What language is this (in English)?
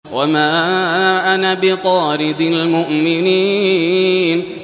Arabic